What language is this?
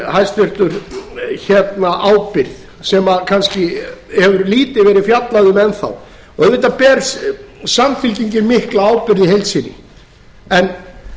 Icelandic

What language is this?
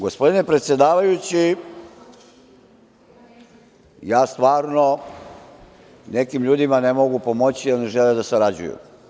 Serbian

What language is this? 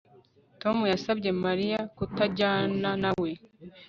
Kinyarwanda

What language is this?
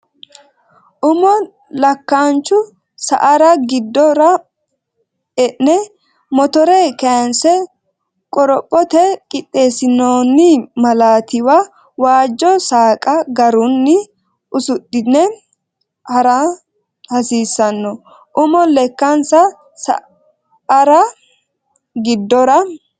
Sidamo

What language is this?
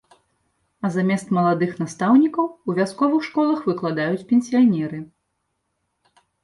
Belarusian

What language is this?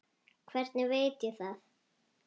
Icelandic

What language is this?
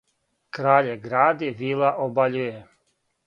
Serbian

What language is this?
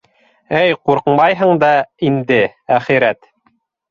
Bashkir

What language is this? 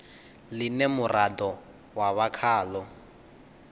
Venda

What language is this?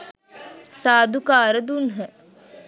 Sinhala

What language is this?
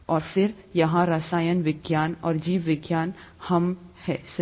Hindi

